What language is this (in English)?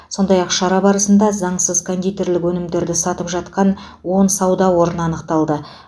Kazakh